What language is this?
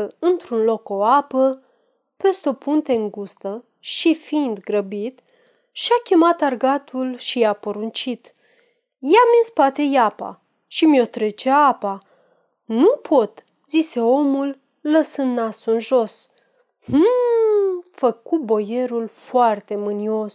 Romanian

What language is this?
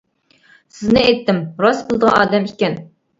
Uyghur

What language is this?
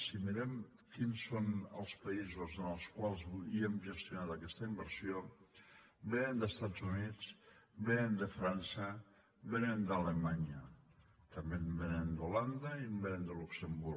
Catalan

